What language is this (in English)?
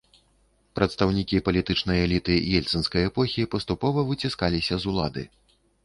Belarusian